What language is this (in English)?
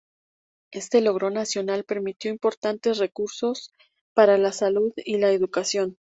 Spanish